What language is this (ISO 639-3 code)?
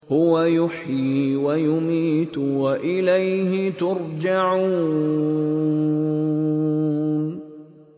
ara